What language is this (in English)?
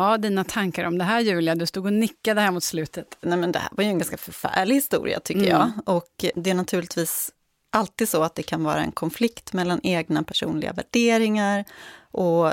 Swedish